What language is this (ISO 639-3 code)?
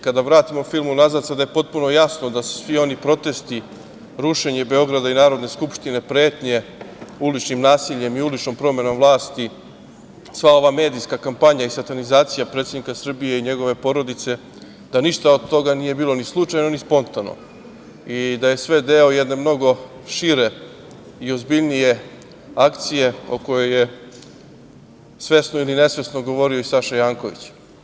srp